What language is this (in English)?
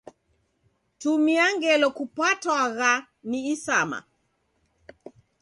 Taita